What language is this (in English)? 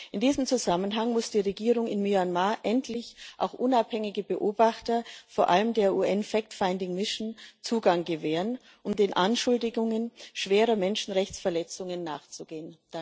German